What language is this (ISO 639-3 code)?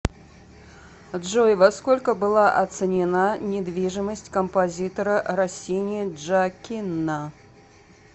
rus